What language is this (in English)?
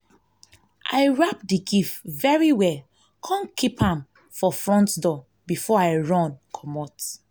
Nigerian Pidgin